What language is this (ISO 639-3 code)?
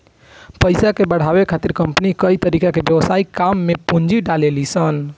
bho